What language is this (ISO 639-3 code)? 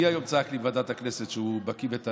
heb